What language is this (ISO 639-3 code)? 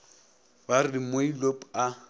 nso